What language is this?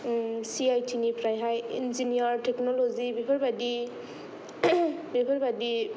Bodo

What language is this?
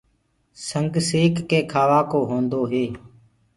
Gurgula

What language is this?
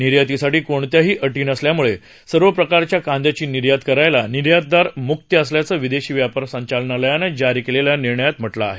Marathi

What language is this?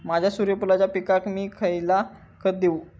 Marathi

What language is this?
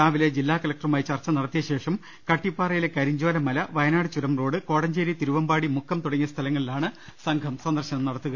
Malayalam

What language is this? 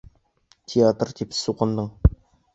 Bashkir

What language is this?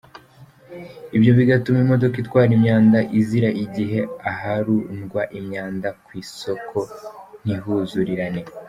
Kinyarwanda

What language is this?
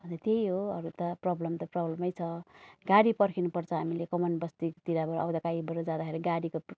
Nepali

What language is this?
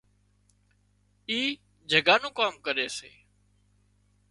Wadiyara Koli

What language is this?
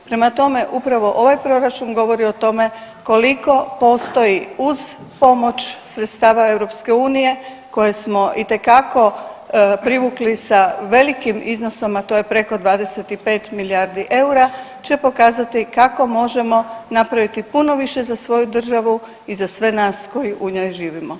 Croatian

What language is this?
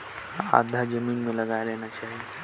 Chhattisgarhi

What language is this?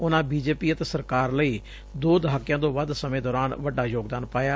Punjabi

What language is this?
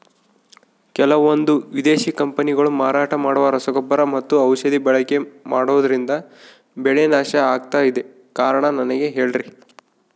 Kannada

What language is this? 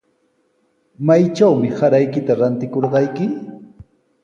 Sihuas Ancash Quechua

